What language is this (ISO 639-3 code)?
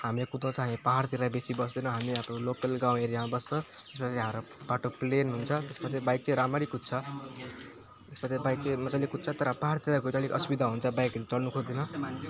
nep